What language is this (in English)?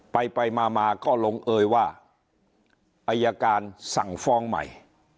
Thai